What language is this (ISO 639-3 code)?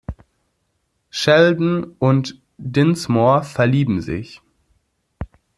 deu